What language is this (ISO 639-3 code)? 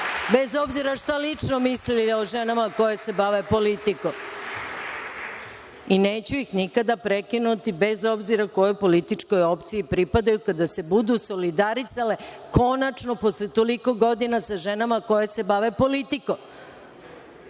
srp